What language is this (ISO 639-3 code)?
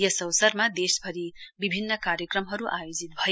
nep